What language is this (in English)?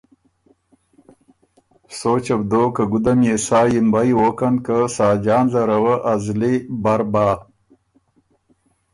Ormuri